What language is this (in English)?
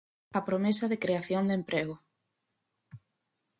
Galician